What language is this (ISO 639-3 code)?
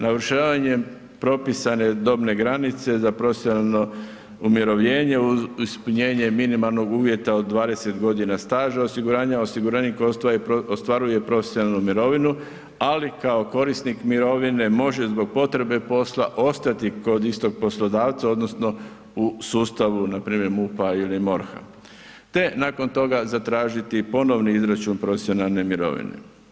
hrv